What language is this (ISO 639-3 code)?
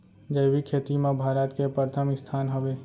hne